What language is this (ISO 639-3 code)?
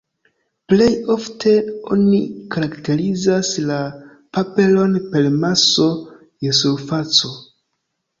epo